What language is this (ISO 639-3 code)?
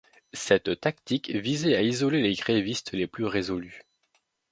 fra